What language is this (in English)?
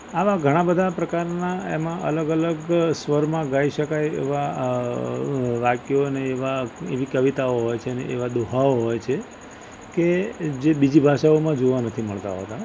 Gujarati